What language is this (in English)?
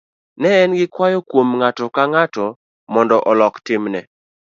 Luo (Kenya and Tanzania)